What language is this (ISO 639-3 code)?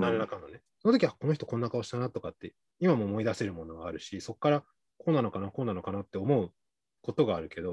jpn